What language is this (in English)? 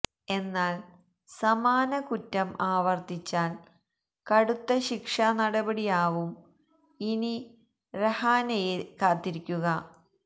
Malayalam